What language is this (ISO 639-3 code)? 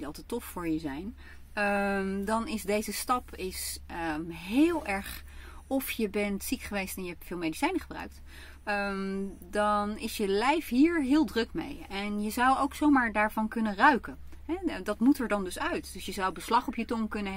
nld